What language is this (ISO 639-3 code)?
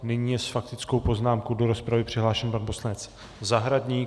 ces